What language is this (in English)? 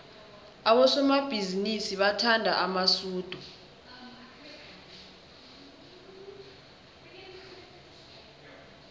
South Ndebele